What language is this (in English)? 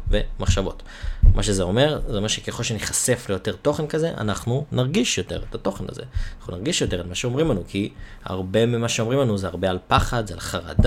Hebrew